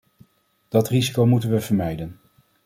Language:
Dutch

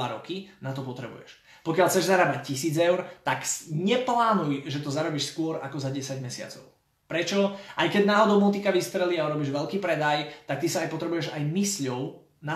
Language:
Slovak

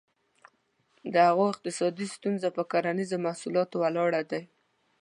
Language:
Pashto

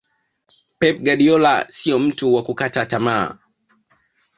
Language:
Swahili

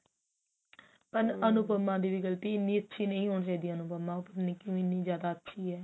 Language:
Punjabi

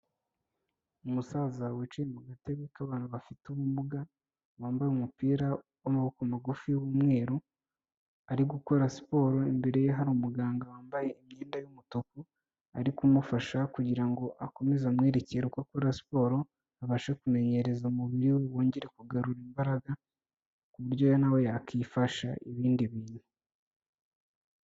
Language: Kinyarwanda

